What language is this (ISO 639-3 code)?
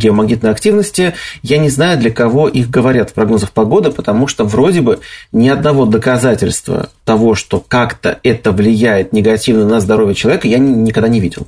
rus